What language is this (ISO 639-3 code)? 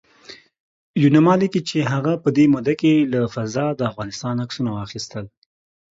pus